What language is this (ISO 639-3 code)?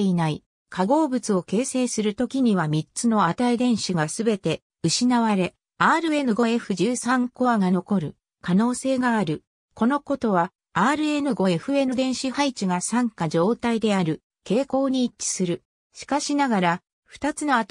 jpn